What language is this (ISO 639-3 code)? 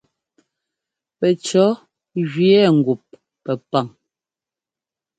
jgo